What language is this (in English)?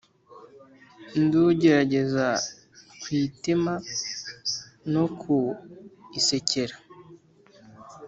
Kinyarwanda